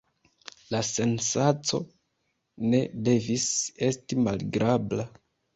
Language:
Esperanto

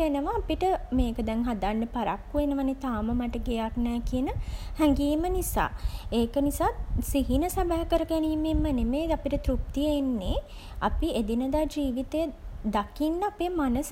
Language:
Sinhala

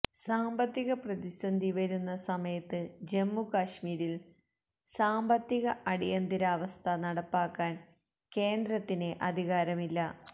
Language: Malayalam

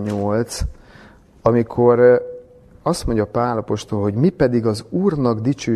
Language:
Hungarian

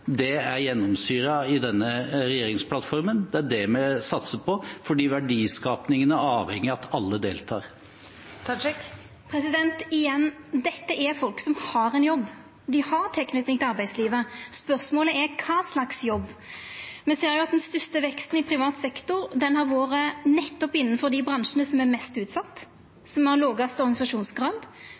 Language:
Norwegian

